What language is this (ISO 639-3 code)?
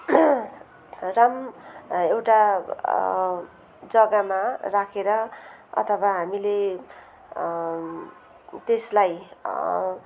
nep